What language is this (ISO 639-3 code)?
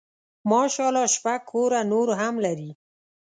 pus